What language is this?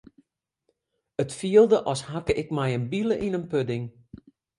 Western Frisian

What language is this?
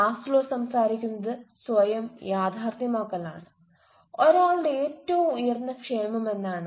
Malayalam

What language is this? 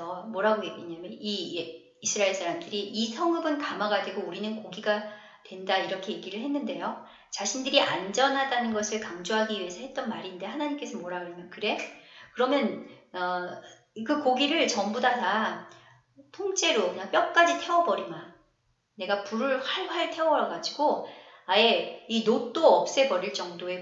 Korean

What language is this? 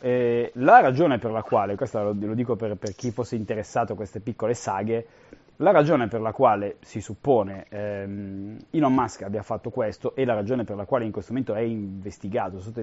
Italian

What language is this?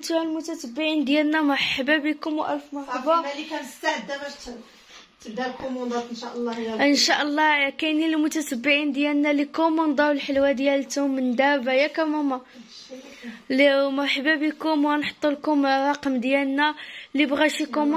Arabic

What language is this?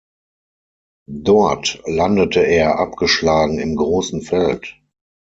German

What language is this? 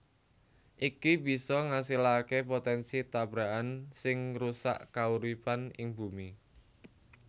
Javanese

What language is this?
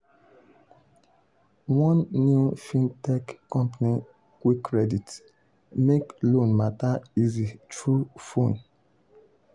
Nigerian Pidgin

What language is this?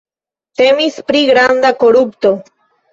Esperanto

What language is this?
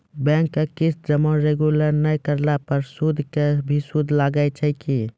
Maithili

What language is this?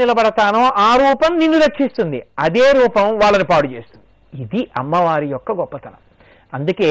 Telugu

